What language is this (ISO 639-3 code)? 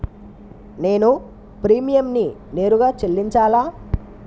tel